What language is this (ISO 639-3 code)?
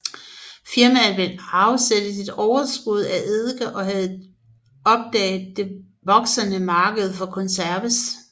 dan